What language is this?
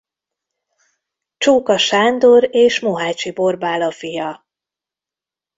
Hungarian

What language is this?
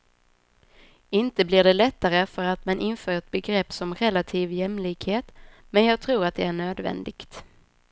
Swedish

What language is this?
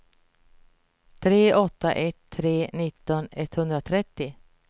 Swedish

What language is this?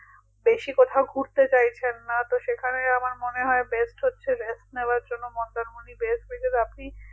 Bangla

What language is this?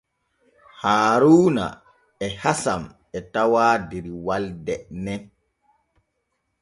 Borgu Fulfulde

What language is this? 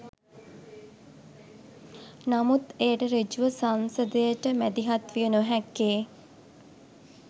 Sinhala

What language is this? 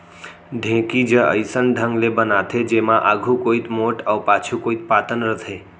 Chhattisgarhi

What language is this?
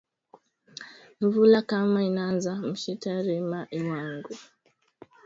Swahili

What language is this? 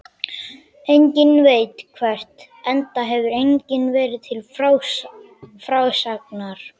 Icelandic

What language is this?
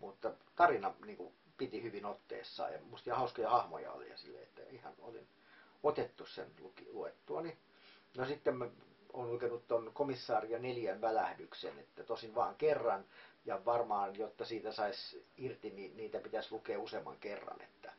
Finnish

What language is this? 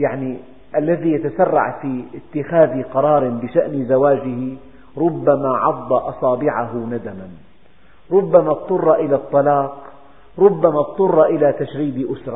Arabic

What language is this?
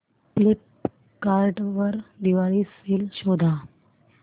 Marathi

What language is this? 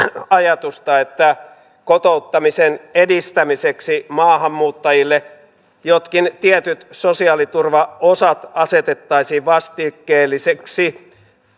Finnish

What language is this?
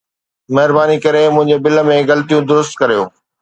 Sindhi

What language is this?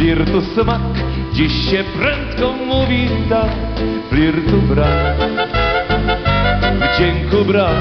Polish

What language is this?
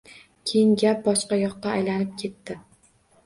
Uzbek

